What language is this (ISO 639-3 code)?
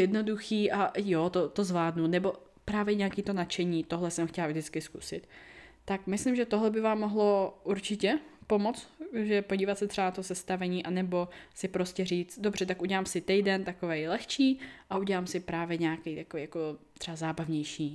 ces